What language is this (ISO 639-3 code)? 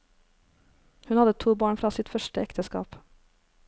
nor